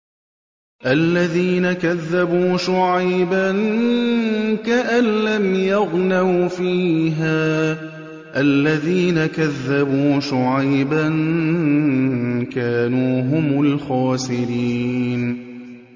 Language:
Arabic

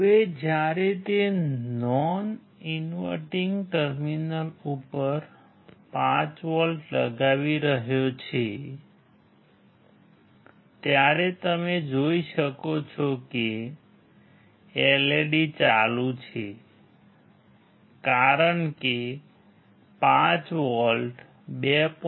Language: Gujarati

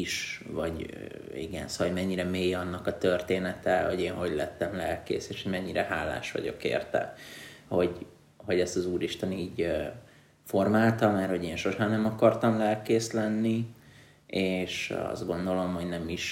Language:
Hungarian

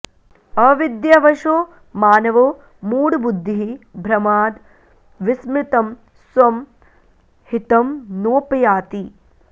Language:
Sanskrit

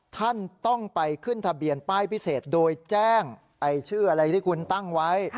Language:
Thai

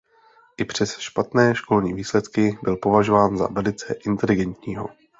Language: Czech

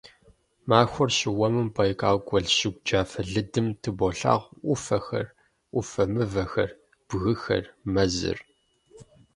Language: Kabardian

